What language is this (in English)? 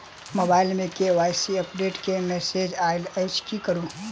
Maithili